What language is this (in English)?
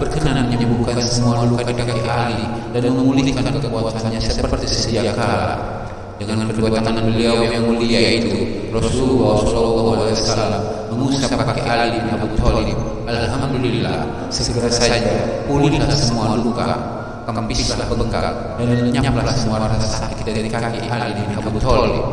Indonesian